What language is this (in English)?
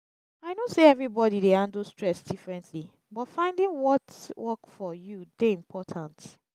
Nigerian Pidgin